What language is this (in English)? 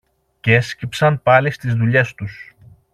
Greek